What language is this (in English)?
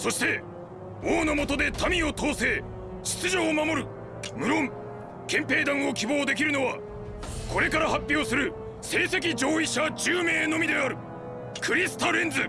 Japanese